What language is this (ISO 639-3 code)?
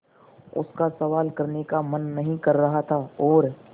hin